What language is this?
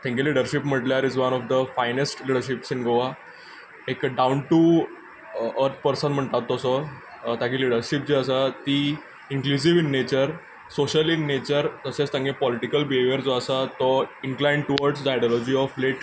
Konkani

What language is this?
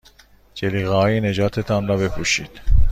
Persian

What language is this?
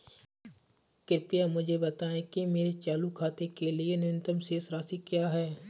Hindi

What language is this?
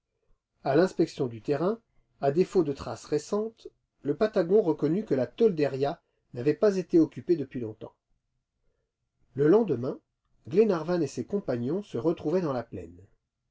French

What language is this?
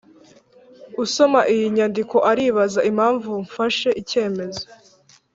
Kinyarwanda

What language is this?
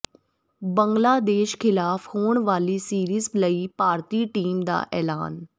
Punjabi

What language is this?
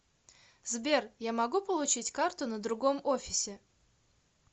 Russian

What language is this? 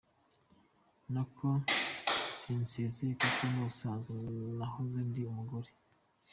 Kinyarwanda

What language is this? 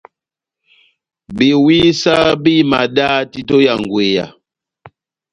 Batanga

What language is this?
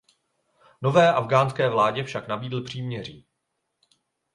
Czech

